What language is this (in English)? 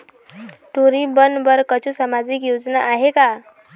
Chhattisgarhi